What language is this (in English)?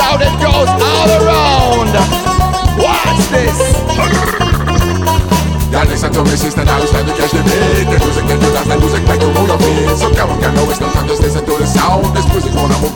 Russian